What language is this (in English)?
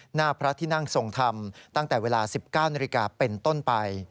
Thai